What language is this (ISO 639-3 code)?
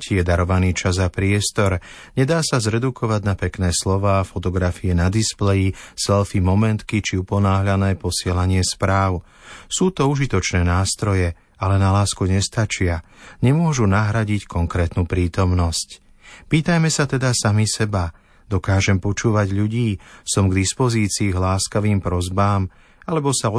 slk